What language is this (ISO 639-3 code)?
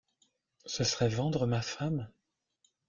fra